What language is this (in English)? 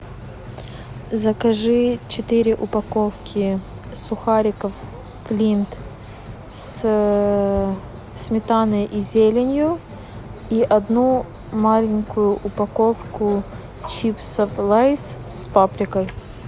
Russian